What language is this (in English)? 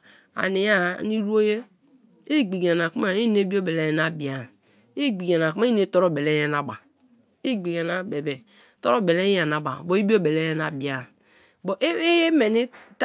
Kalabari